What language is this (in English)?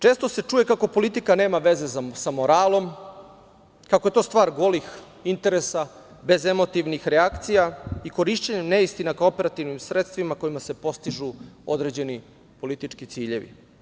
Serbian